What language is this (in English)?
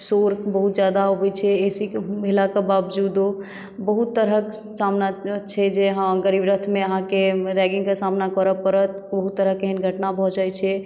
Maithili